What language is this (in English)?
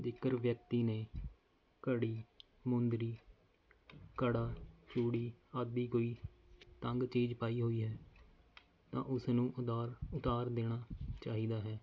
Punjabi